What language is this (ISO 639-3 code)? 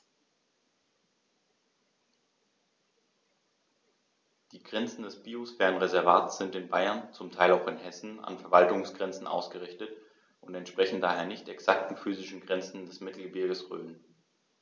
deu